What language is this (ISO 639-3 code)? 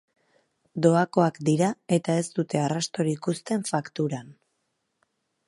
eus